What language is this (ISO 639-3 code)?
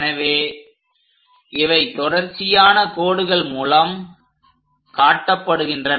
tam